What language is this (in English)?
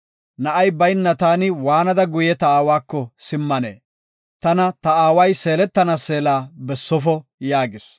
Gofa